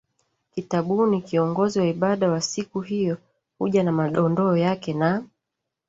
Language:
Swahili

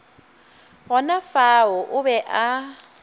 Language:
Northern Sotho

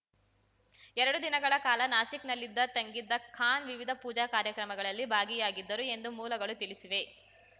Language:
Kannada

